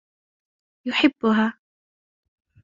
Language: Arabic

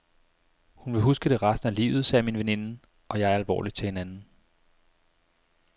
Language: Danish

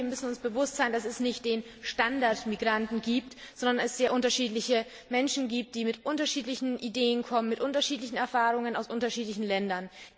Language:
German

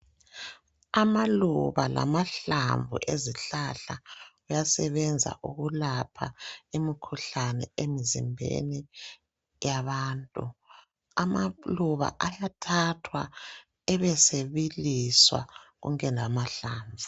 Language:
North Ndebele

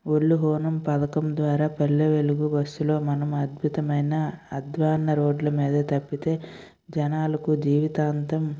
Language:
Telugu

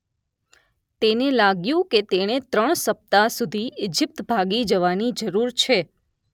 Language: Gujarati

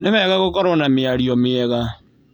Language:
Kikuyu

